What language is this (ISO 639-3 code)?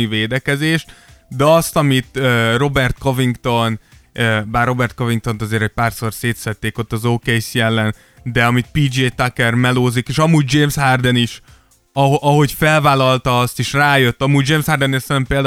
hun